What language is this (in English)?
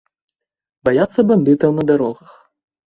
Belarusian